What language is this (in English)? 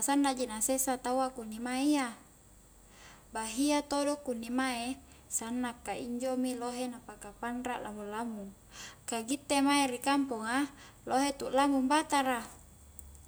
Highland Konjo